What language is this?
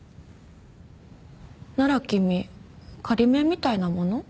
Japanese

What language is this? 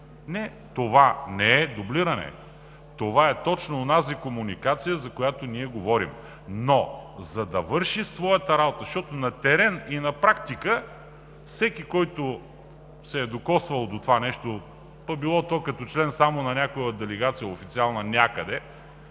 Bulgarian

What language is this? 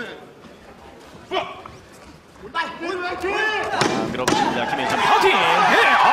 Korean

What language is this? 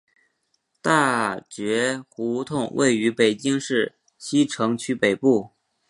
Chinese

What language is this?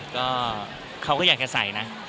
Thai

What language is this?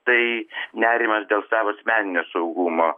Lithuanian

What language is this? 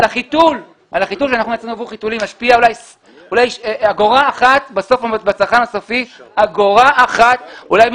Hebrew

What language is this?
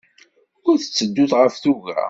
Kabyle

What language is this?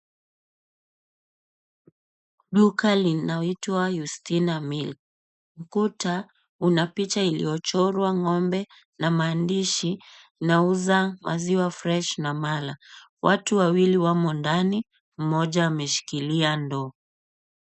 Swahili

